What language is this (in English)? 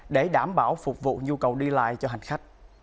Vietnamese